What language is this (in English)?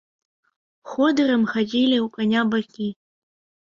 Belarusian